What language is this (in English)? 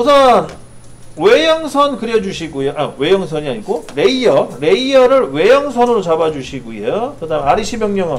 Korean